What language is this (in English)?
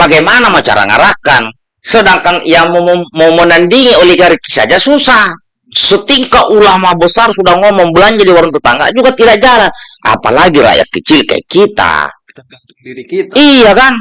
Indonesian